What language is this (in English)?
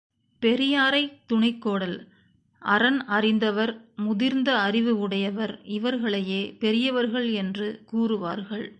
Tamil